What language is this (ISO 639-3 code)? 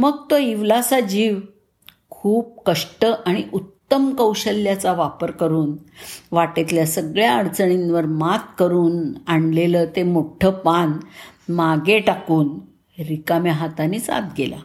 mar